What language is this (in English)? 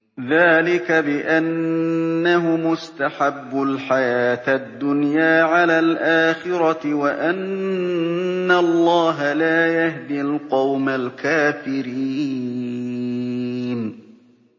Arabic